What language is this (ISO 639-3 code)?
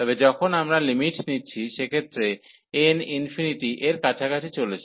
ben